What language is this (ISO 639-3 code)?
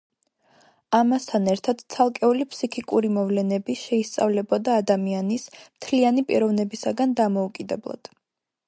kat